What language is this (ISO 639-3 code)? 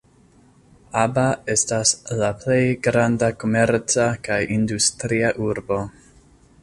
epo